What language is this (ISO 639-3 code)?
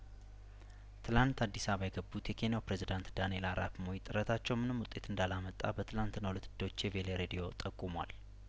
amh